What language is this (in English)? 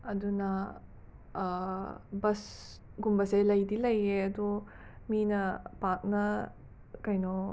Manipuri